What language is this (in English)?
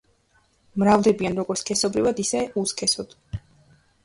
Georgian